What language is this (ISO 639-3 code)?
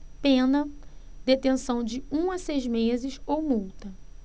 por